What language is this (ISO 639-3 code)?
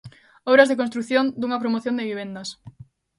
glg